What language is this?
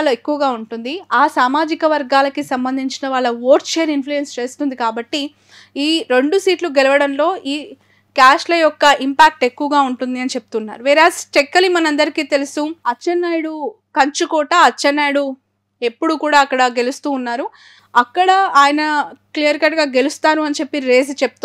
Telugu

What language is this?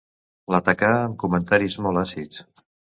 Catalan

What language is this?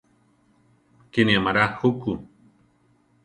Central Tarahumara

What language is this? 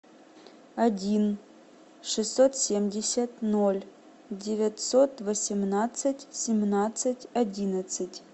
Russian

